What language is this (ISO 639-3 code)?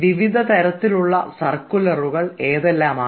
mal